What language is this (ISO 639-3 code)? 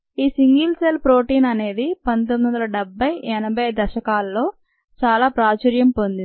tel